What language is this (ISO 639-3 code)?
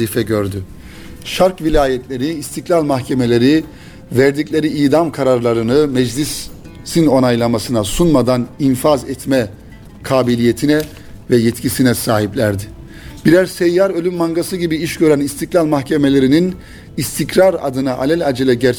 tur